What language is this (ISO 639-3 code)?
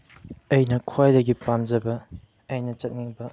mni